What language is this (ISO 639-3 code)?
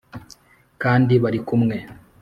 kin